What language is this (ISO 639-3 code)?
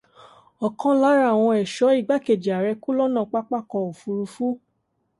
yor